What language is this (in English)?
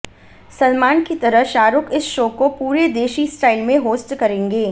Hindi